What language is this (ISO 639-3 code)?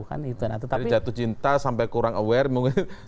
ind